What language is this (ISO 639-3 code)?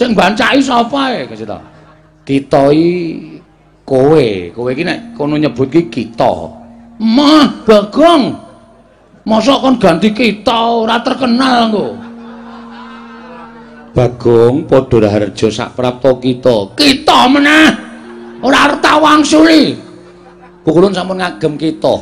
ind